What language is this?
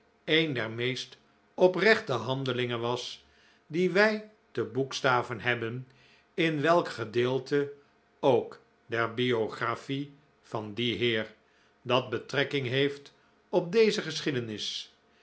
Dutch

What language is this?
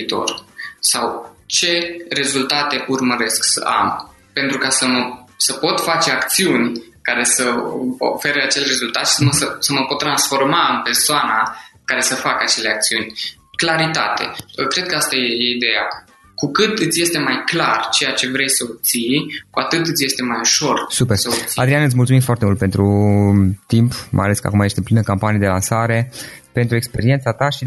Romanian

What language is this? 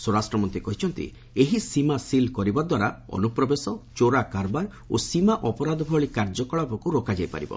Odia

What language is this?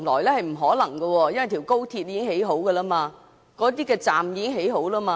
Cantonese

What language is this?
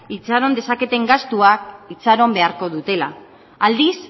Basque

